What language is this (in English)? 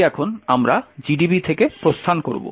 Bangla